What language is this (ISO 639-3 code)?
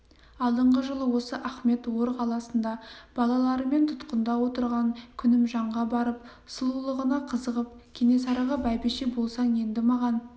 kaz